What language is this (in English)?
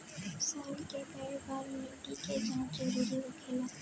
Bhojpuri